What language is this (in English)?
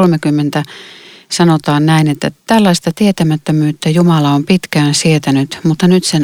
Finnish